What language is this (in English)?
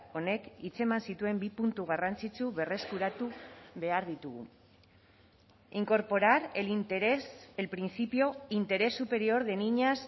Basque